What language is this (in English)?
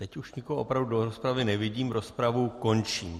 Czech